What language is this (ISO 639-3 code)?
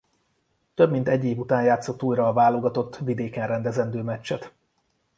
hun